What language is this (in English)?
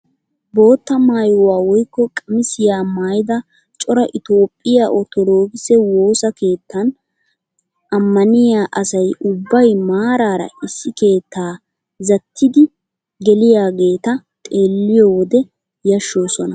Wolaytta